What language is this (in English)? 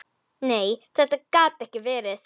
Icelandic